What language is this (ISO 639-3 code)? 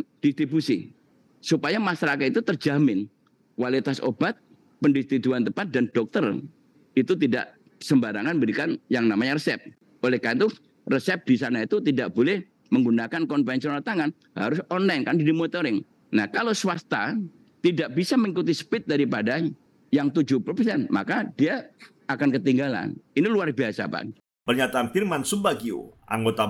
ind